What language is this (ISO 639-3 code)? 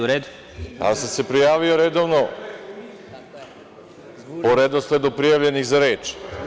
srp